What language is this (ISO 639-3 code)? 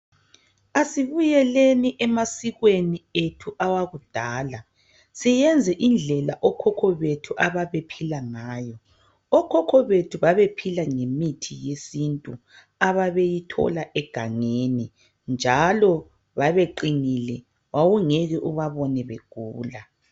nde